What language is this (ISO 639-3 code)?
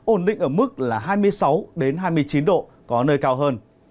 vie